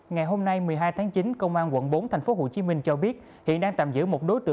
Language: Vietnamese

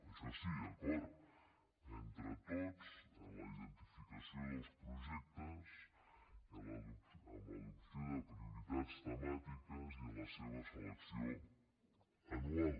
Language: Catalan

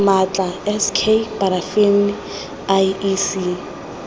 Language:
Tswana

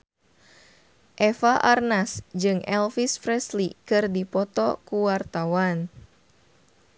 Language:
Sundanese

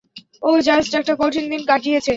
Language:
Bangla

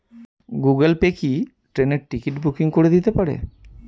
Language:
Bangla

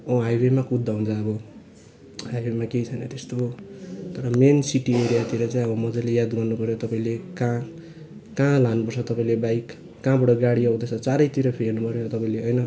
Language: Nepali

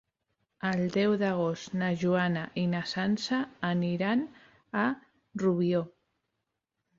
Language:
Catalan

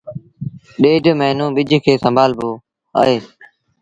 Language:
Sindhi Bhil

